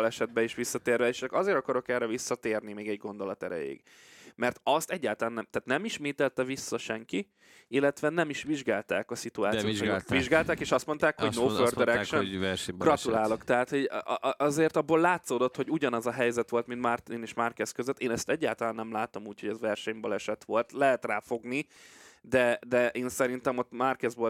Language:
Hungarian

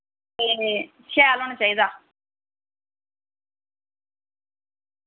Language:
Dogri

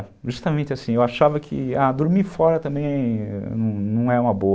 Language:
Portuguese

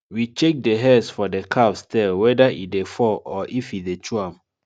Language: Nigerian Pidgin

